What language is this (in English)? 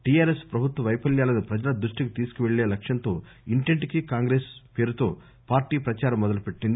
Telugu